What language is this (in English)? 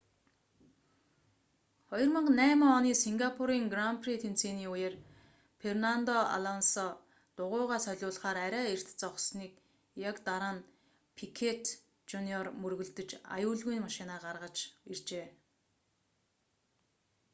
Mongolian